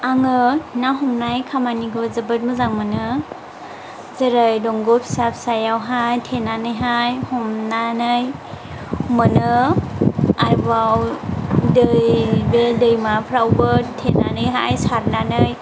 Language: Bodo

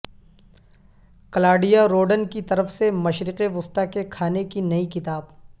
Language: Urdu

